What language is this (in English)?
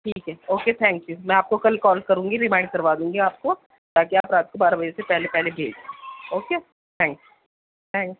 Urdu